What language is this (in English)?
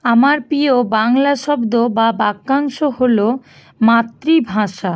Bangla